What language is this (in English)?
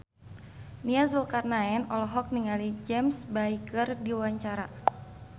Sundanese